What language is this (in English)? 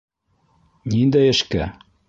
Bashkir